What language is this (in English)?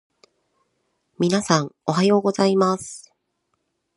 Japanese